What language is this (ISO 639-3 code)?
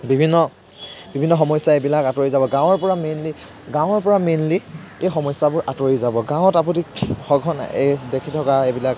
asm